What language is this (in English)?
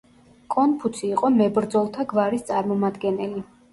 Georgian